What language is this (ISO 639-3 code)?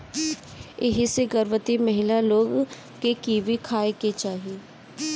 bho